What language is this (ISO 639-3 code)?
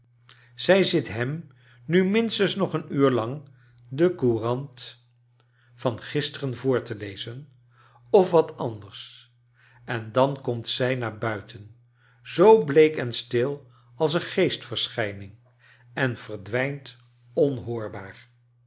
nld